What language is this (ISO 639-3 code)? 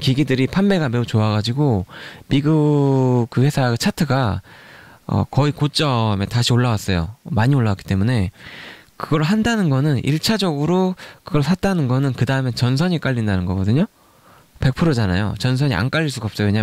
kor